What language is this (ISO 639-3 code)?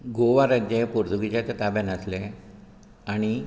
kok